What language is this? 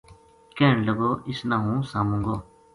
Gujari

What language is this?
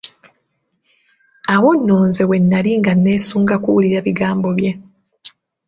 Ganda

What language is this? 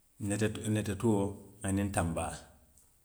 Western Maninkakan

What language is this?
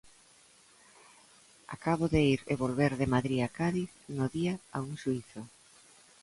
Galician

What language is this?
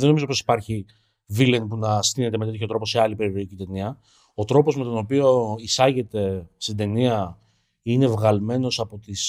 Greek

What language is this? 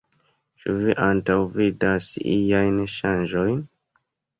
Esperanto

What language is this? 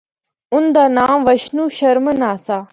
Northern Hindko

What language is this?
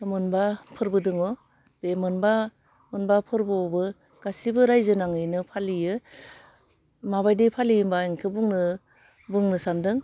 Bodo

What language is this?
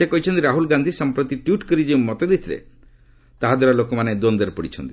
Odia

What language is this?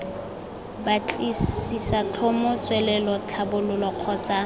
Tswana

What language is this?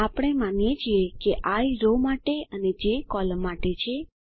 Gujarati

